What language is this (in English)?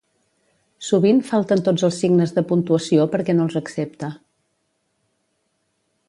Catalan